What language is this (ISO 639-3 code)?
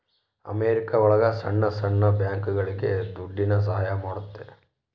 kan